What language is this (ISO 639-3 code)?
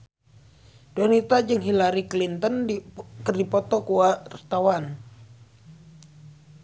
sun